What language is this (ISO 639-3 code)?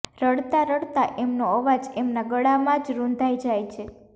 guj